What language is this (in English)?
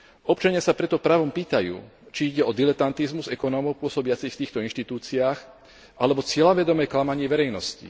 Slovak